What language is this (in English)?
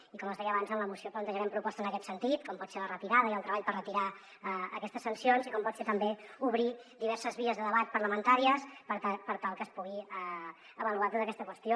Catalan